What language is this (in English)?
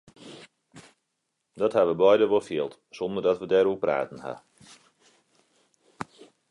Western Frisian